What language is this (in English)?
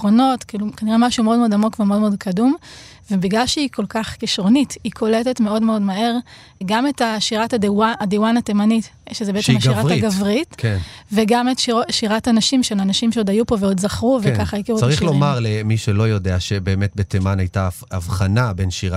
Hebrew